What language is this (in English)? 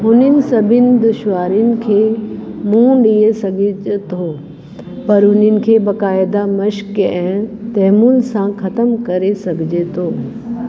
Sindhi